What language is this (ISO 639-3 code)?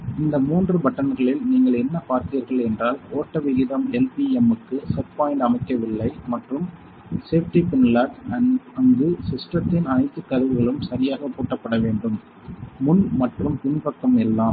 tam